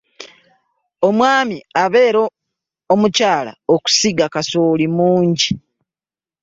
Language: Ganda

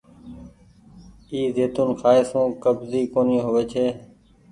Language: Goaria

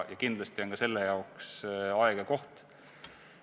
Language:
Estonian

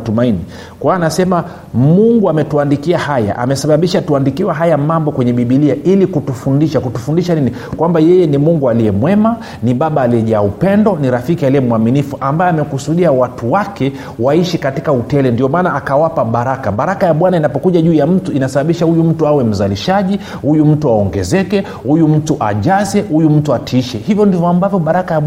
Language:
Swahili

